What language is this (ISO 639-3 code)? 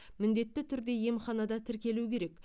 kaz